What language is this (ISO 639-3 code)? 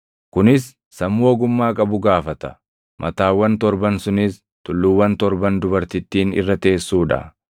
orm